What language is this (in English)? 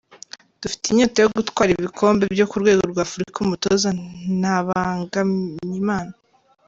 Kinyarwanda